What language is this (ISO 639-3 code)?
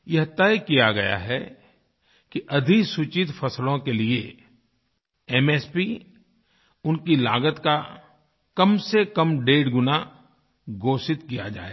hin